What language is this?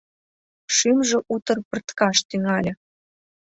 Mari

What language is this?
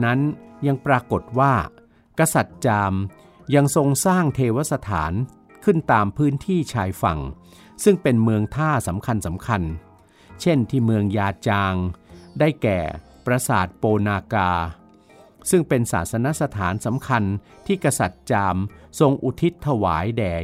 Thai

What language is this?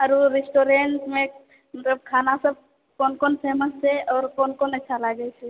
Maithili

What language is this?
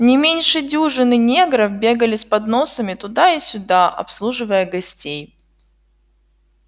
Russian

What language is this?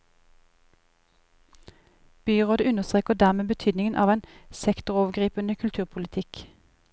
Norwegian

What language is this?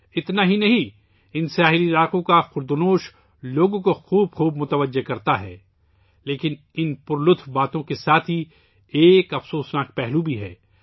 Urdu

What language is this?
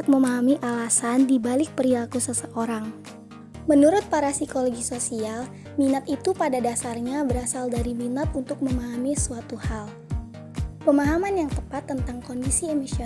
Indonesian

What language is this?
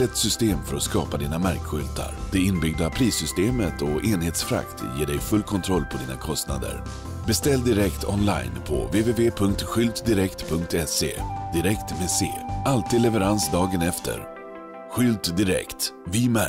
Swedish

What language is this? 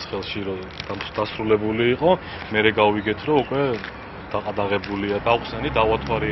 Romanian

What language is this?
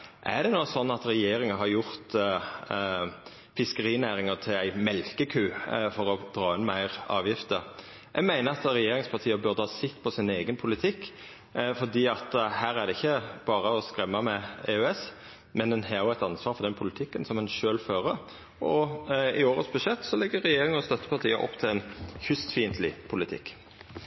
Norwegian Nynorsk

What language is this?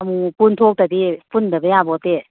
Manipuri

